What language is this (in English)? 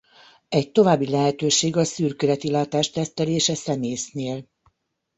Hungarian